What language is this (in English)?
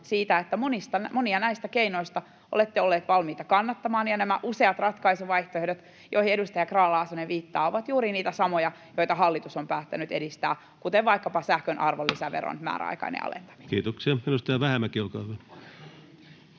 Finnish